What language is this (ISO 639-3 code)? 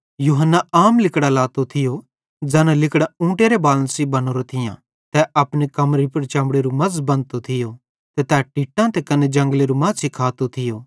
bhd